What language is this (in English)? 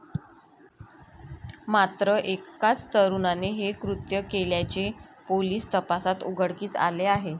Marathi